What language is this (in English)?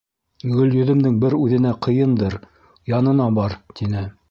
Bashkir